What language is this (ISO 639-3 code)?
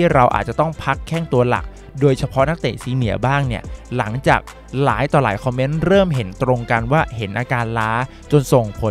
tha